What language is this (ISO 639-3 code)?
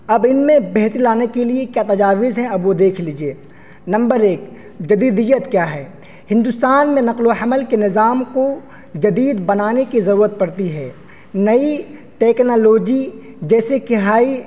urd